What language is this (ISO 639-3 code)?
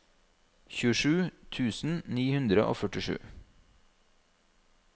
nor